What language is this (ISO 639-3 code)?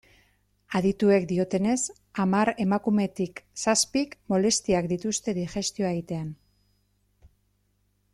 eus